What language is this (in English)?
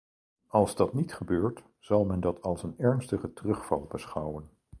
Dutch